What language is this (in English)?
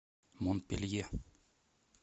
Russian